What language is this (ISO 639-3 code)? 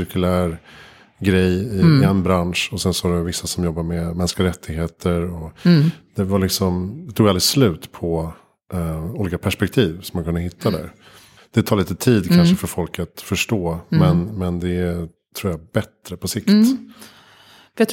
swe